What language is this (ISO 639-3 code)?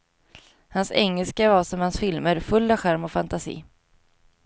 swe